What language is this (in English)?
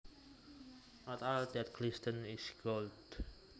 Javanese